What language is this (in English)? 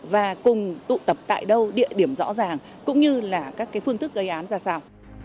Vietnamese